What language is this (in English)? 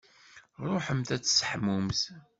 Kabyle